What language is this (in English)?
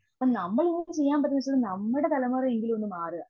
Malayalam